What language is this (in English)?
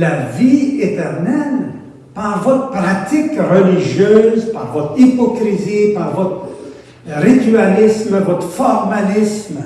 French